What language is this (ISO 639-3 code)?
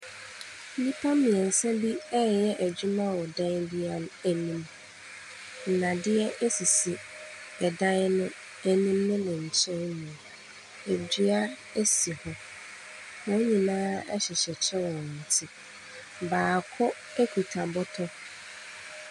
aka